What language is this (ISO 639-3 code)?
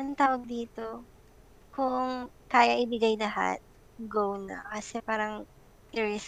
fil